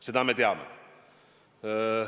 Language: Estonian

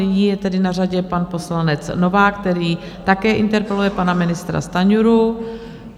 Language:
Czech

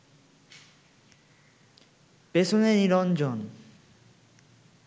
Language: Bangla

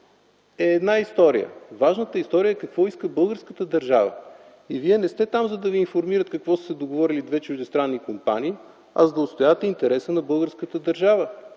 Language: Bulgarian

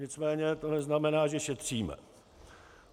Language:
Czech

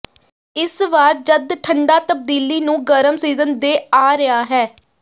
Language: Punjabi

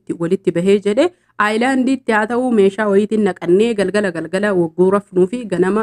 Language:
Arabic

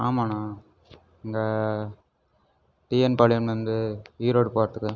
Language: Tamil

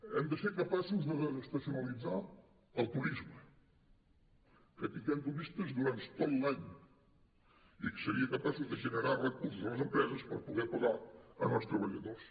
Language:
Catalan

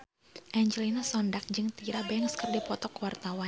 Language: Sundanese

